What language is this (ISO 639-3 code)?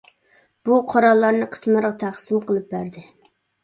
uig